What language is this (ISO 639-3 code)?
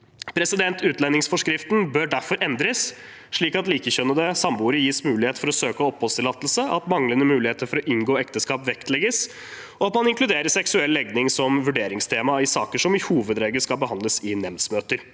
nor